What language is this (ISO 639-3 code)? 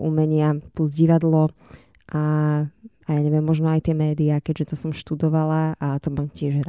slk